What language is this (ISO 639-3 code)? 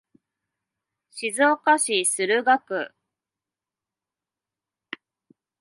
jpn